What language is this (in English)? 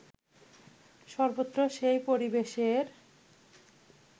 Bangla